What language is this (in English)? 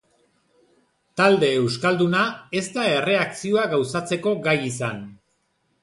Basque